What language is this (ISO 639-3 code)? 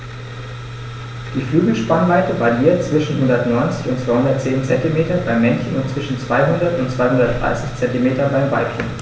deu